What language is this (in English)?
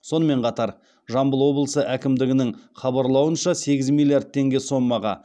Kazakh